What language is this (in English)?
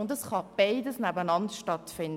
Swiss German